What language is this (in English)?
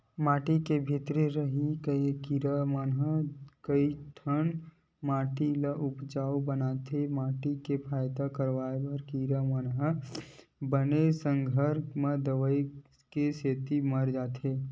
Chhattisgarhi